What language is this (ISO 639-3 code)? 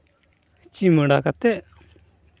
sat